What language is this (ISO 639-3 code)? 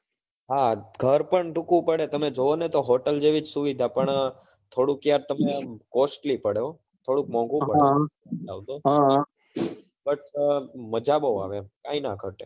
guj